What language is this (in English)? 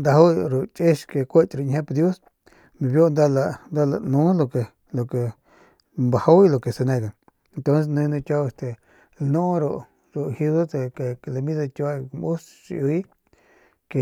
Northern Pame